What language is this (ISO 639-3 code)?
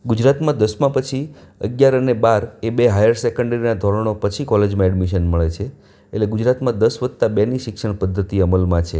guj